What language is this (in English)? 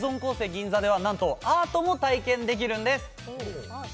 Japanese